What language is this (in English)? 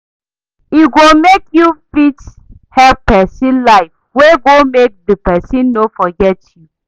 Nigerian Pidgin